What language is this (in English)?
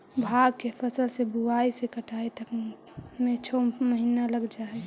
Magahi